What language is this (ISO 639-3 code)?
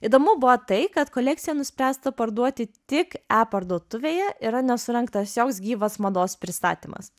lit